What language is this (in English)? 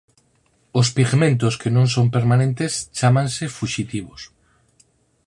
Galician